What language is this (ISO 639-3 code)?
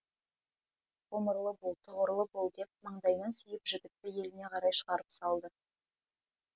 kaz